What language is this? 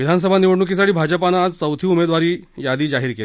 Marathi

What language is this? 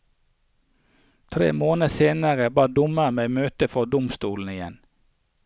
Norwegian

